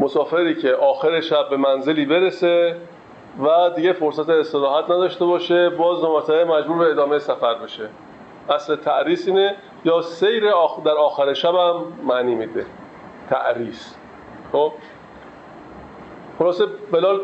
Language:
Persian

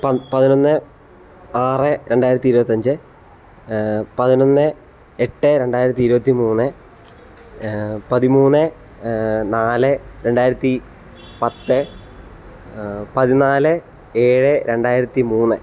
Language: Malayalam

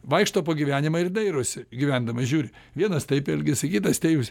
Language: Lithuanian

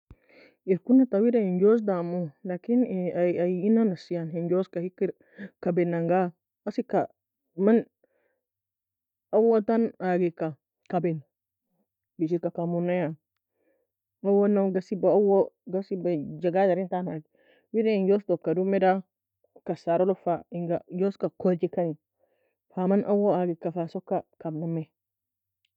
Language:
Nobiin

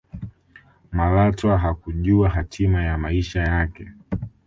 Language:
Swahili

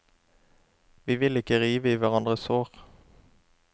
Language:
Norwegian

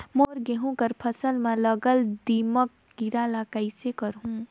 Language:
Chhattisgarhi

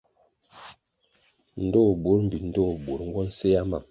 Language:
Kwasio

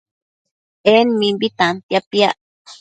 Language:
Matsés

